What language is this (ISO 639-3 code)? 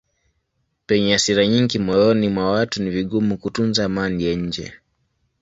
swa